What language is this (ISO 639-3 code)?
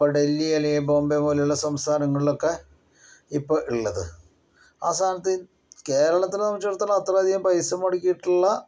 mal